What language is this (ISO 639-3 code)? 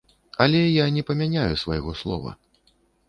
bel